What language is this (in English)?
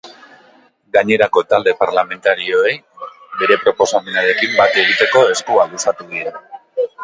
Basque